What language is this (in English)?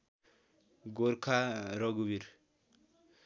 Nepali